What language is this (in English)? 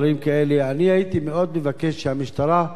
Hebrew